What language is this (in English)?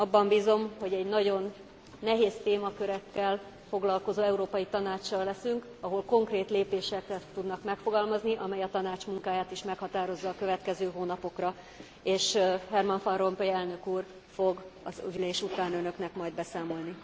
Hungarian